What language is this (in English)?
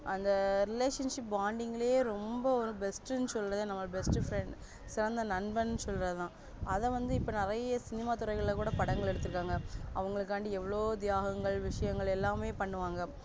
Tamil